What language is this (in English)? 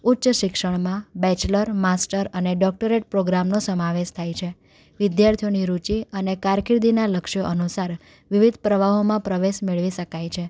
Gujarati